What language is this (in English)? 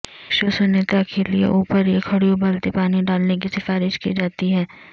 Urdu